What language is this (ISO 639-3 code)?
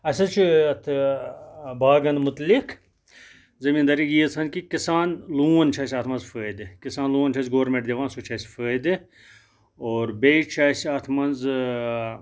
kas